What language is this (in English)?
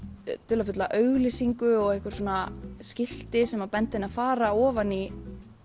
Icelandic